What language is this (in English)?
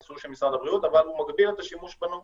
Hebrew